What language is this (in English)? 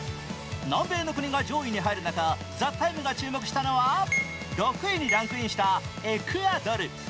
Japanese